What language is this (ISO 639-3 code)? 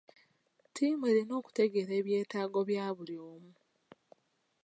lug